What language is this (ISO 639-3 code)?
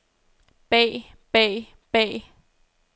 dan